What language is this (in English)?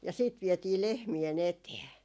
Finnish